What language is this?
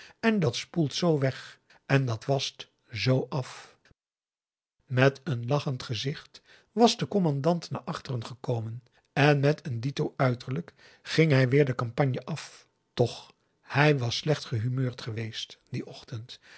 Dutch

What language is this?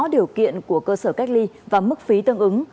Vietnamese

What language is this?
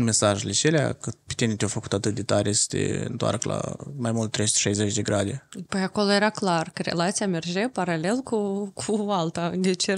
Romanian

